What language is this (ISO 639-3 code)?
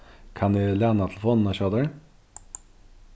fao